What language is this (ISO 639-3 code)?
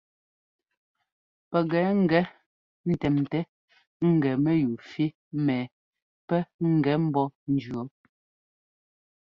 jgo